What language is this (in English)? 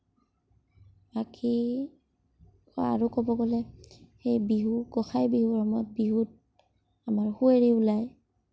Assamese